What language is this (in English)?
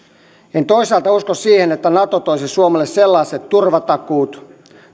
Finnish